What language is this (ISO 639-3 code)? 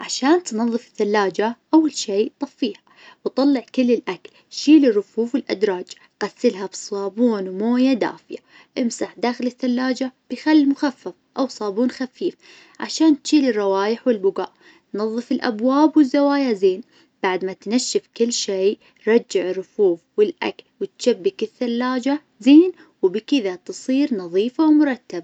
ars